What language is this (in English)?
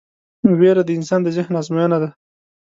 Pashto